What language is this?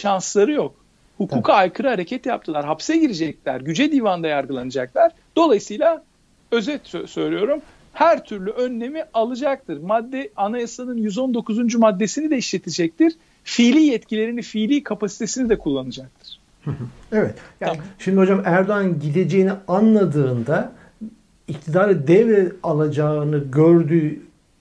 Turkish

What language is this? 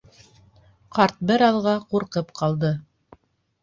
Bashkir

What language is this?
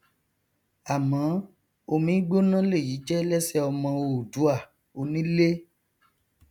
Yoruba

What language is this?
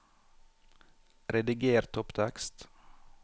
Norwegian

